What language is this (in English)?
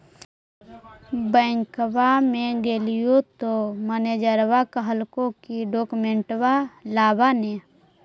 Magahi